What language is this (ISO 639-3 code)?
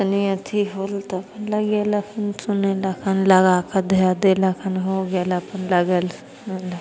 mai